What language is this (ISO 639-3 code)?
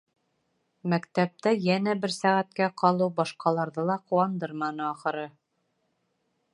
bak